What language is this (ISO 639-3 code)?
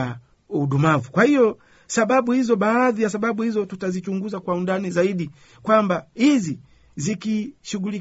swa